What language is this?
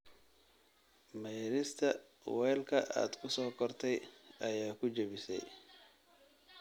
Somali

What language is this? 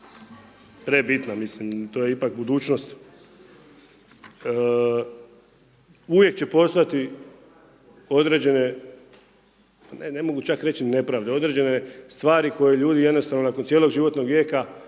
Croatian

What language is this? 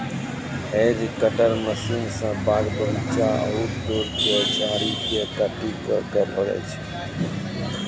Maithili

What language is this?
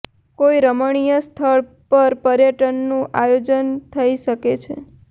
Gujarati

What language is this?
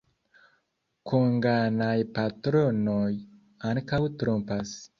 Esperanto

